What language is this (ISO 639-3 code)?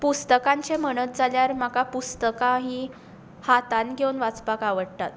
kok